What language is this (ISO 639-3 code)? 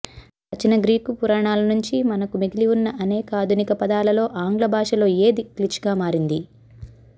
tel